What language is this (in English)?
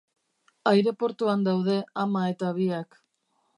Basque